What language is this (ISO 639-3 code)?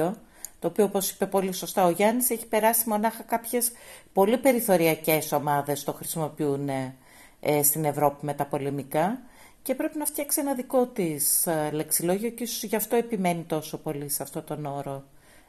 ell